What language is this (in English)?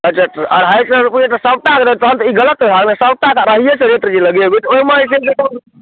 Maithili